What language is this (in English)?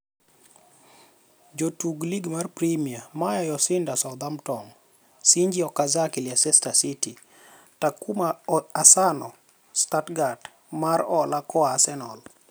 Luo (Kenya and Tanzania)